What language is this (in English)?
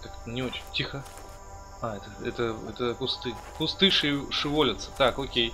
Russian